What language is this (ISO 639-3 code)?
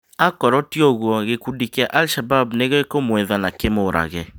kik